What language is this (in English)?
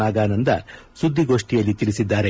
Kannada